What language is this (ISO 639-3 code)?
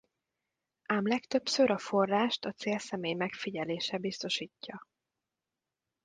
hun